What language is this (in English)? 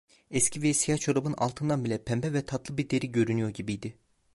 Turkish